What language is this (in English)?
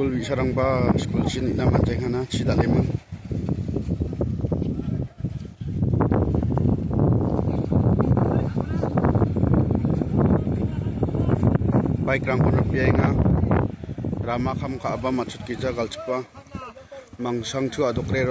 Arabic